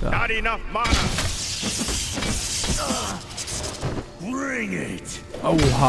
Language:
German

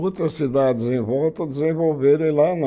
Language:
Portuguese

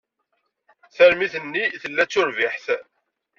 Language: Kabyle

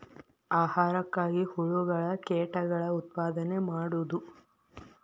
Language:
Kannada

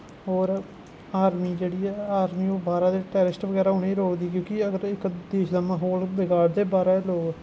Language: Dogri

